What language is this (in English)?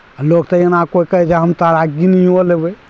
Maithili